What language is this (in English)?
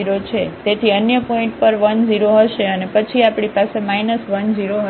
Gujarati